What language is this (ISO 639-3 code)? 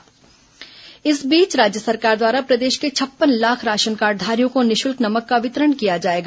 hin